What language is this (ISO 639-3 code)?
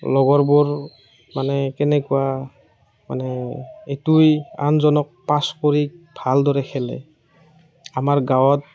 asm